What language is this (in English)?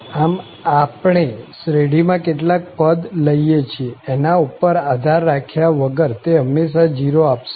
Gujarati